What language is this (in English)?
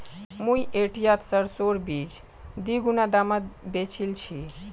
Magahi